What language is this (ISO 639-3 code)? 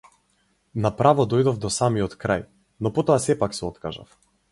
mkd